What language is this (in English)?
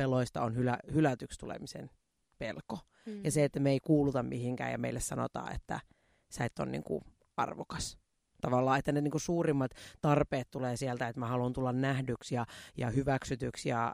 Finnish